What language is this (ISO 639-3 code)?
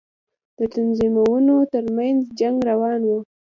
pus